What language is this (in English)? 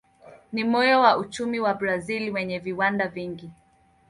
Swahili